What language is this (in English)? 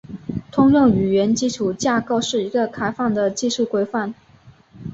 Chinese